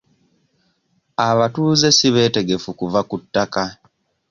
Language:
Ganda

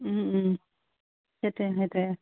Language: Assamese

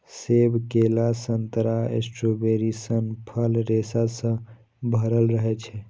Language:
Maithili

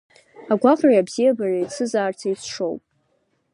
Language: Abkhazian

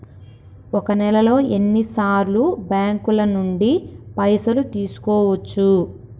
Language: Telugu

